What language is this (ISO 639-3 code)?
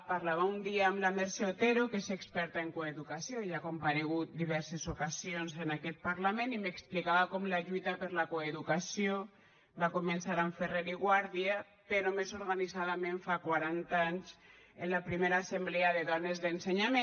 cat